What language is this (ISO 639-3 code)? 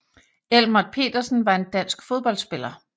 dan